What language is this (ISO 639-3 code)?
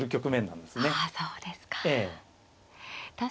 jpn